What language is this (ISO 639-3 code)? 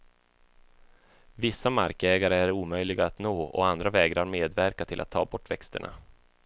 swe